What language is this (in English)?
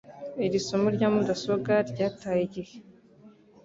Kinyarwanda